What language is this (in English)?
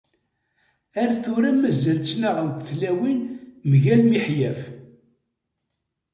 Kabyle